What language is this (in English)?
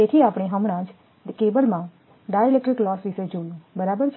Gujarati